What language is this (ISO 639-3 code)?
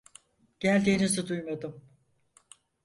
tur